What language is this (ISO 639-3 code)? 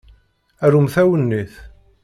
kab